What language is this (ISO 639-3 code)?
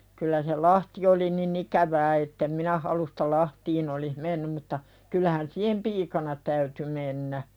fin